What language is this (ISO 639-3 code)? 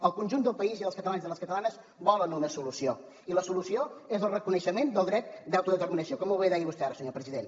cat